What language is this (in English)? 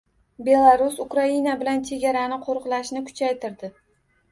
Uzbek